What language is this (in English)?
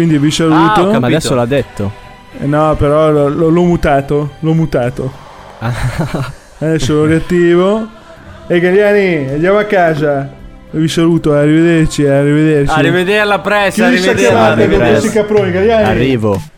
Italian